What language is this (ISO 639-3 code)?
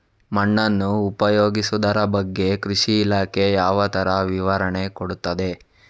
kan